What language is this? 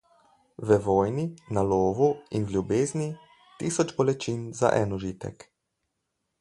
Slovenian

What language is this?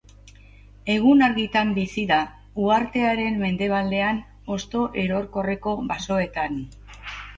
Basque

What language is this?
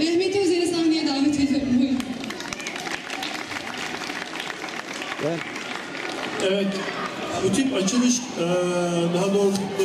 Turkish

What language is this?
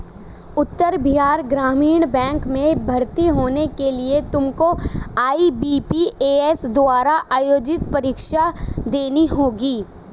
Hindi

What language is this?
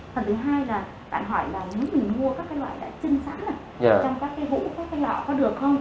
Vietnamese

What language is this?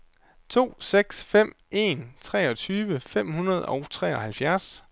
Danish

